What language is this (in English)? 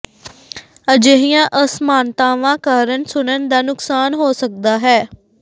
Punjabi